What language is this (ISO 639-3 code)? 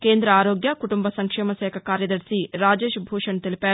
tel